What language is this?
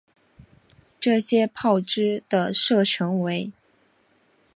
Chinese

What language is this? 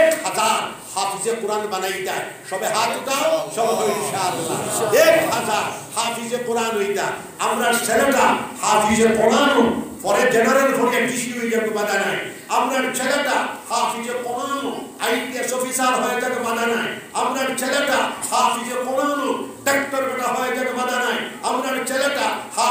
Arabic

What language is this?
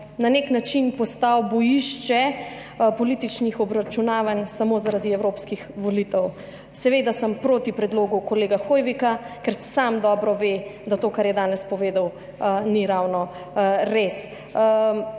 Slovenian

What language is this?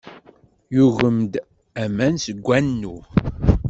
Kabyle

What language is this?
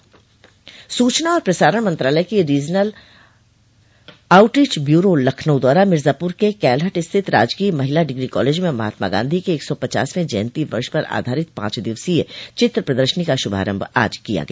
Hindi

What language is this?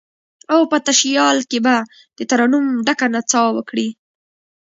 Pashto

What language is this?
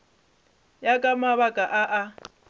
Northern Sotho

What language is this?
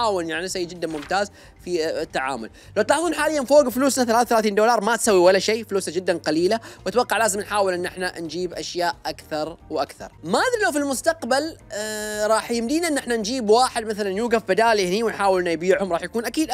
Arabic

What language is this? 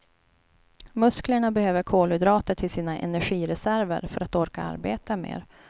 Swedish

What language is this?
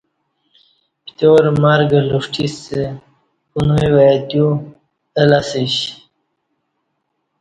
Kati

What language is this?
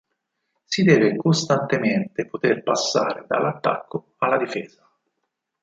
Italian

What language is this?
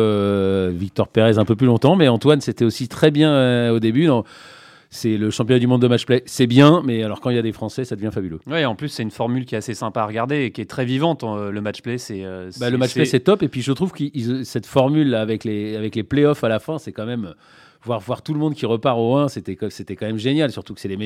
French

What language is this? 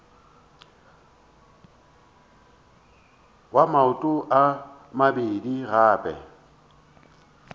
Northern Sotho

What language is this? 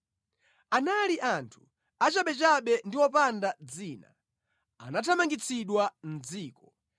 Nyanja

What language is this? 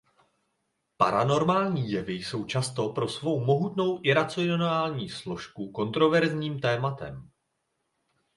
Czech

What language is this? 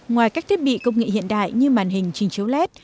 Vietnamese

